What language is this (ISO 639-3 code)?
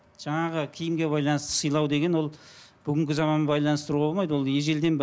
kaz